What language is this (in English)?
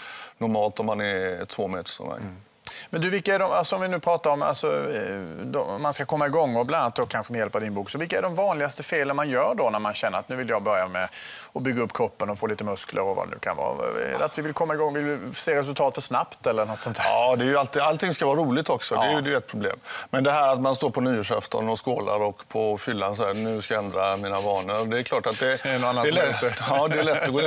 Swedish